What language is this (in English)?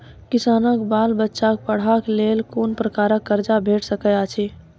Maithili